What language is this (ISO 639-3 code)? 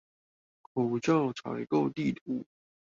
zho